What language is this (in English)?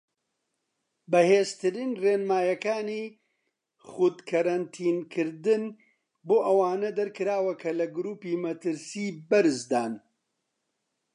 Central Kurdish